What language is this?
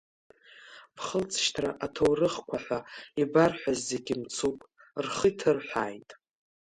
Abkhazian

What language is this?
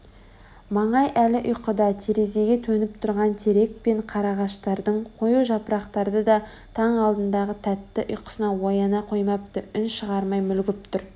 Kazakh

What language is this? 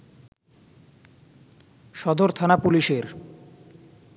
Bangla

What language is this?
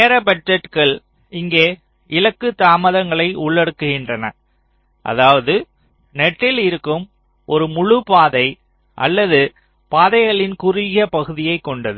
Tamil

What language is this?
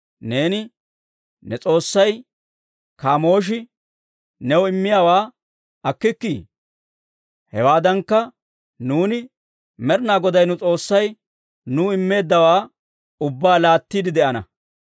Dawro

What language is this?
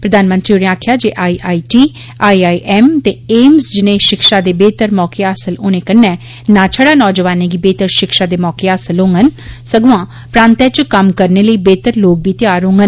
Dogri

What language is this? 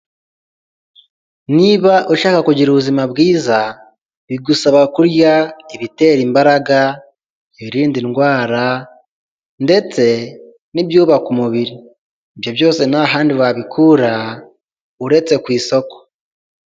Kinyarwanda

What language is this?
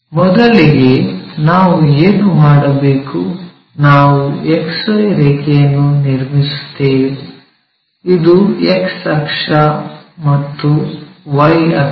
Kannada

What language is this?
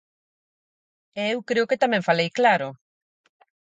Galician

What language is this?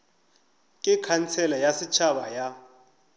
Northern Sotho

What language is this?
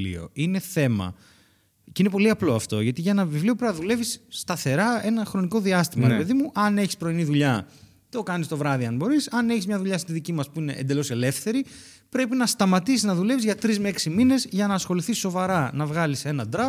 Greek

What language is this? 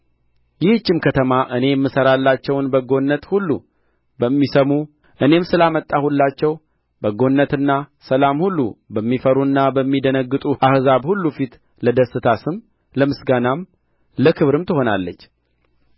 Amharic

